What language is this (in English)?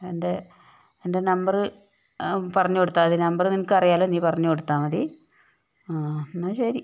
Malayalam